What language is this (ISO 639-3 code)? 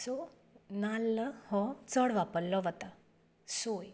kok